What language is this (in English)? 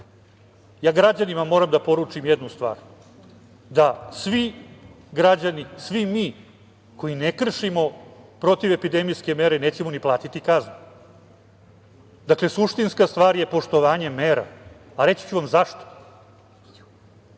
Serbian